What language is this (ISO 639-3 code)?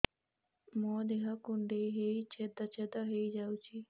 ori